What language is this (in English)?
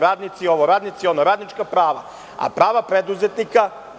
Serbian